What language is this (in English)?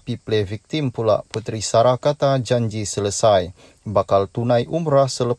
Malay